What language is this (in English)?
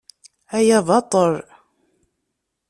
Kabyle